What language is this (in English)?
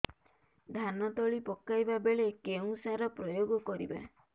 Odia